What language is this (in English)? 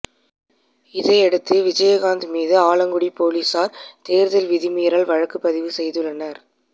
Tamil